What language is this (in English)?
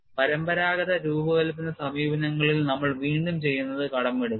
Malayalam